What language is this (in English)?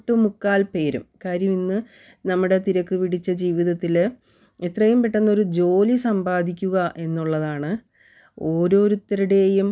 Malayalam